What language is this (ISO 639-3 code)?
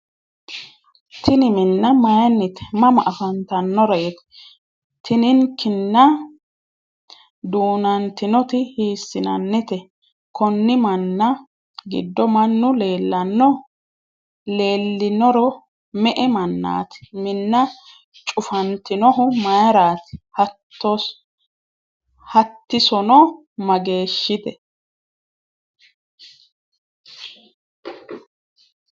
sid